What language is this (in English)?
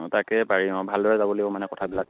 Assamese